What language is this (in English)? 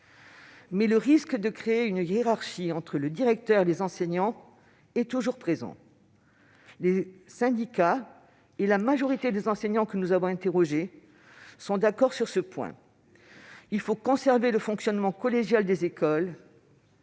French